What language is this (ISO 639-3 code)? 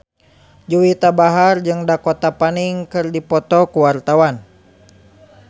sun